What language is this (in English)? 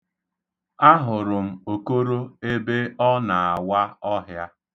Igbo